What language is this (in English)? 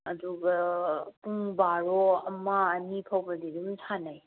Manipuri